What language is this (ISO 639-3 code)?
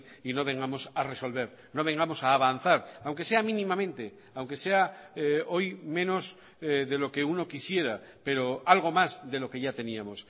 spa